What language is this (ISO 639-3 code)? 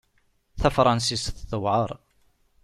kab